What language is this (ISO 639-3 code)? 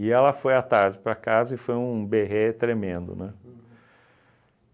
por